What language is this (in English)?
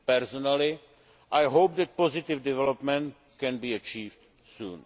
English